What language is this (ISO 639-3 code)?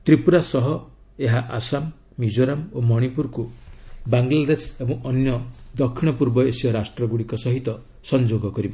ori